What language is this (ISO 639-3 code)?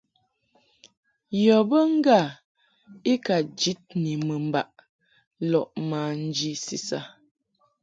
mhk